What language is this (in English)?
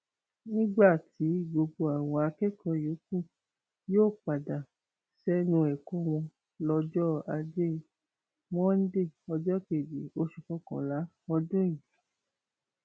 Yoruba